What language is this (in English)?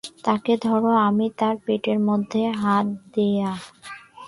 Bangla